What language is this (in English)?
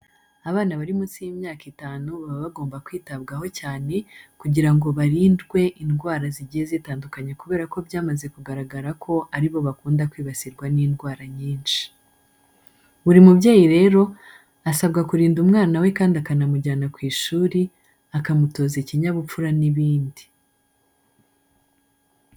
Kinyarwanda